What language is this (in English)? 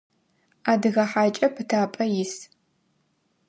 Adyghe